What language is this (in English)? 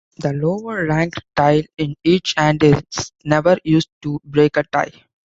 English